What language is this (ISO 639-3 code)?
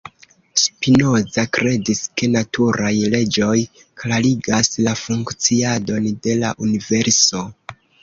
epo